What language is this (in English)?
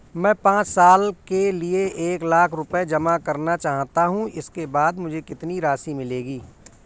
Hindi